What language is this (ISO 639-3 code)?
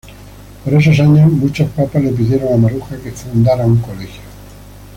spa